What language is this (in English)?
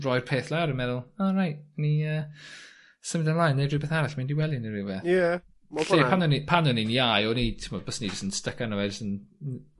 Welsh